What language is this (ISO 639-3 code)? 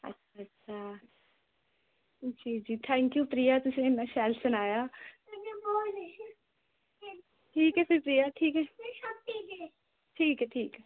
doi